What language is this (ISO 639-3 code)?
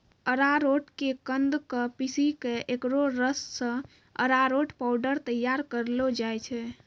mai